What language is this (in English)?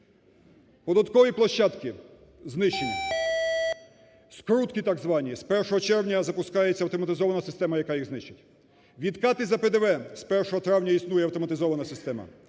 Ukrainian